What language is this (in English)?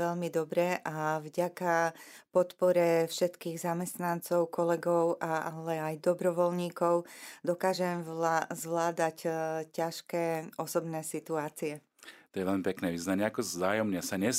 Slovak